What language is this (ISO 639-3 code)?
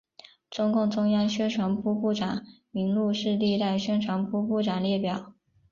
zho